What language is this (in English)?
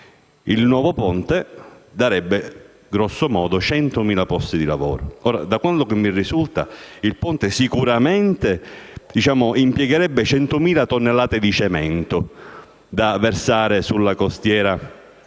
Italian